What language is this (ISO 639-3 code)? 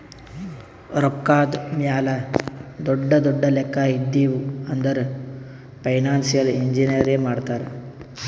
kan